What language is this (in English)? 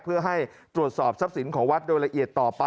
Thai